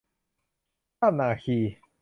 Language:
Thai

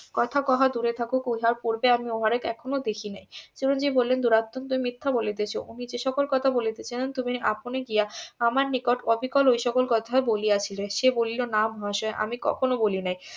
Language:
Bangla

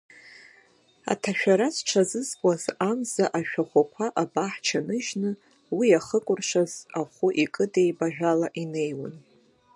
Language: Abkhazian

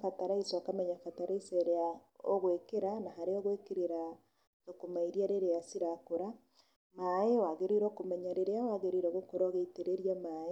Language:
Kikuyu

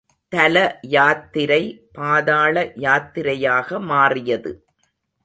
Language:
Tamil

